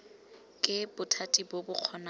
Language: Tswana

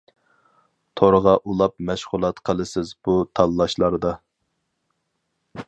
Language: Uyghur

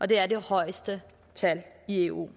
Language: Danish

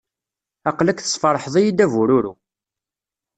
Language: Kabyle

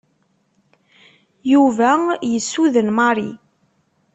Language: Kabyle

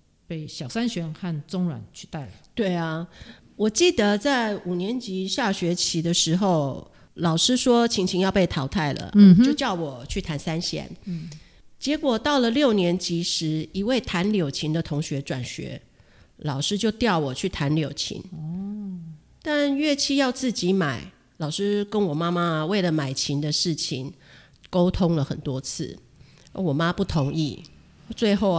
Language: Chinese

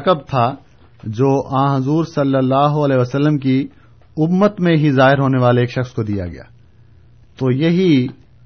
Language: Urdu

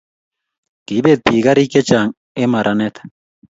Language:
Kalenjin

